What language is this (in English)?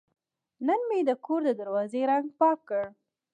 Pashto